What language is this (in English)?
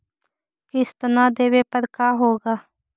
Magahi